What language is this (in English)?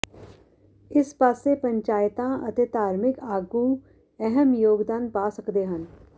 Punjabi